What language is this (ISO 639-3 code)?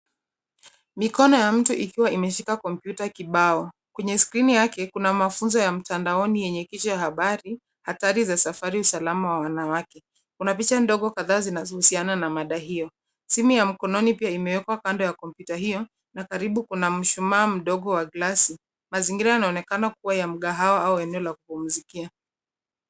swa